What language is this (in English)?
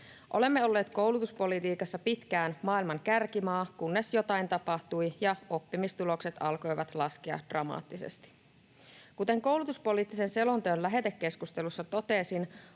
Finnish